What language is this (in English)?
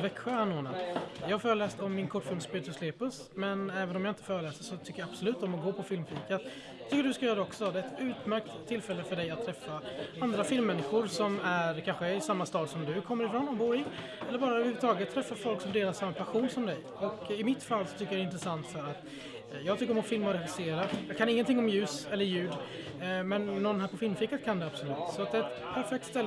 Swedish